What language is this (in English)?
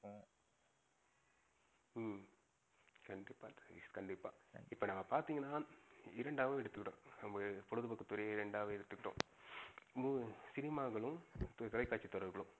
Tamil